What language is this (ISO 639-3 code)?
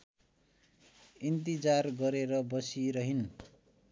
nep